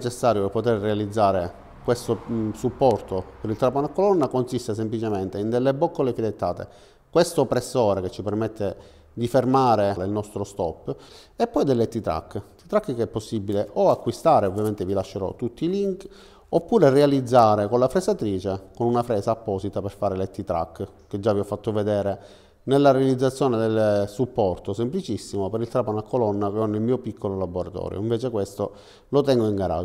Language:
Italian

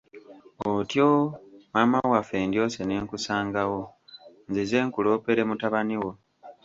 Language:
Ganda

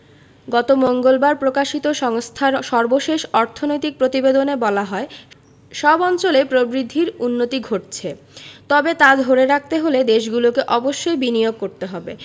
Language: Bangla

